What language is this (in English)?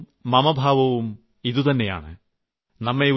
Malayalam